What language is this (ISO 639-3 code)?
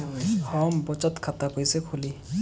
bho